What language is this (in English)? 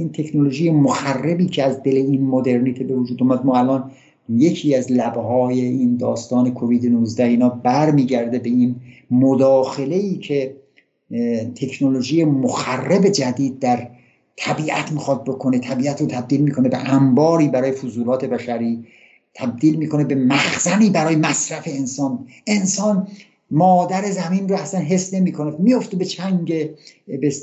Persian